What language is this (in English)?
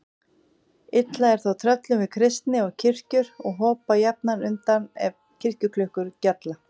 Icelandic